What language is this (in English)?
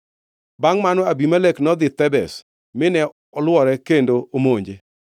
Luo (Kenya and Tanzania)